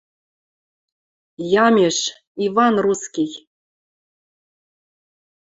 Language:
Western Mari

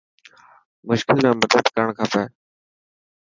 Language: Dhatki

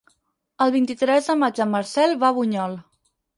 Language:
Catalan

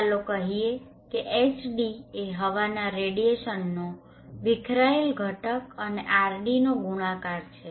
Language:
Gujarati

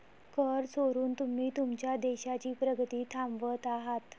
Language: Marathi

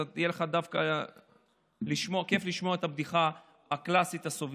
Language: Hebrew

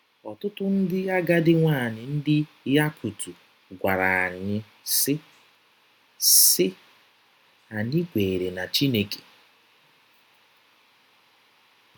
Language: Igbo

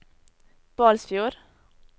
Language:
Norwegian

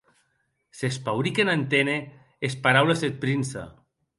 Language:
Occitan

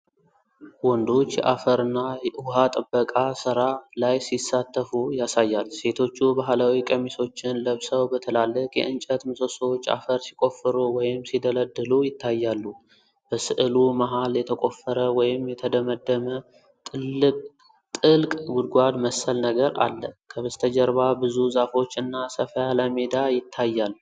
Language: Amharic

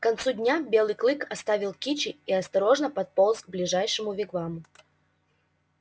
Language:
Russian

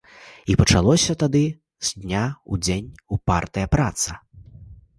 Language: Belarusian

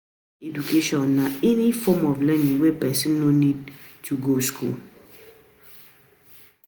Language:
Nigerian Pidgin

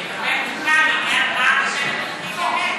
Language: Hebrew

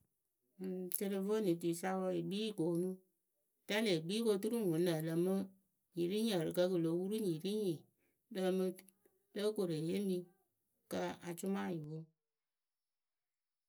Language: Akebu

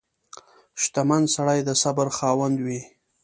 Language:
Pashto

